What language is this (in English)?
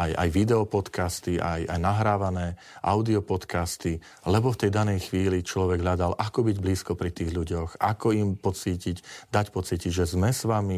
Slovak